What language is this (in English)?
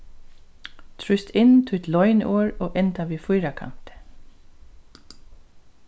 Faroese